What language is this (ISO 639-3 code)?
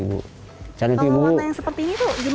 ind